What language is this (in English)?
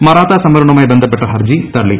Malayalam